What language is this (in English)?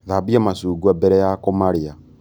Kikuyu